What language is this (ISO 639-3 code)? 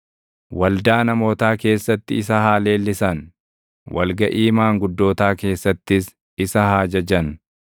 orm